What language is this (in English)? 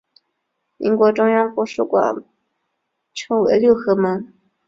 Chinese